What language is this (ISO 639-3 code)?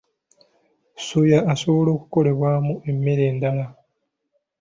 lug